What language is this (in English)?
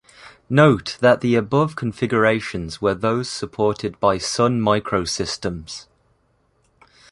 English